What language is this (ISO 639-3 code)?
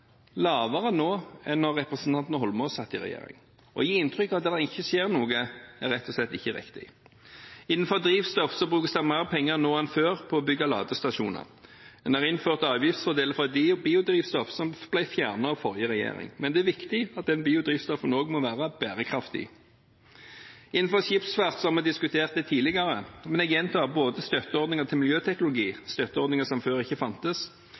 nob